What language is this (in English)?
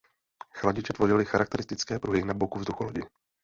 Czech